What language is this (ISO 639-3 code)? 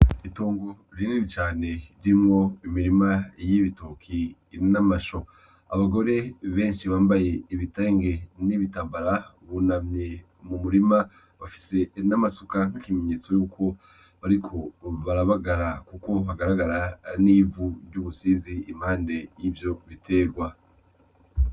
run